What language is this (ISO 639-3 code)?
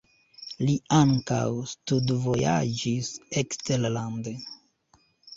epo